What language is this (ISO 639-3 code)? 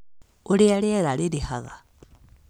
kik